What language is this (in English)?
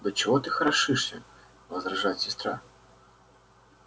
Russian